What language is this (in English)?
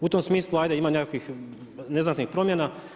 Croatian